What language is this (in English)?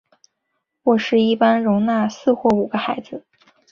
Chinese